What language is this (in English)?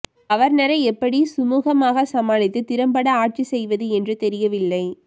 Tamil